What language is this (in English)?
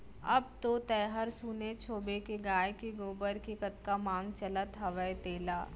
Chhattisgarhi